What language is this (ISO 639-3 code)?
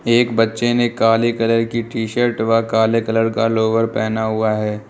hin